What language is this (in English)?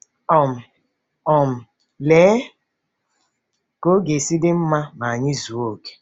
Igbo